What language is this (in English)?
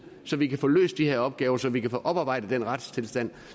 Danish